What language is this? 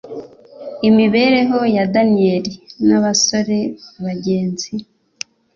Kinyarwanda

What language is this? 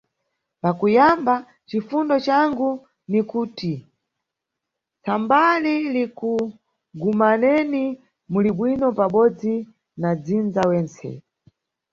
Nyungwe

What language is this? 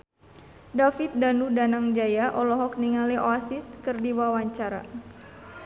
Sundanese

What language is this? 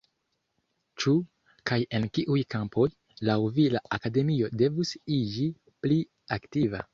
Esperanto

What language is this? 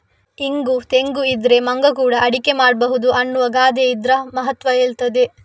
Kannada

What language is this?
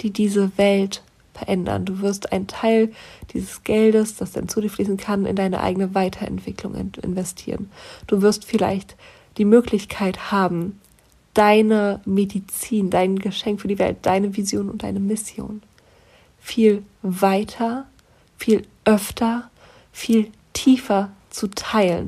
German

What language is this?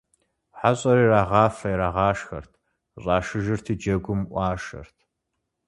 Kabardian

